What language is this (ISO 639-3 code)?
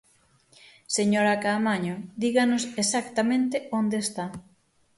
glg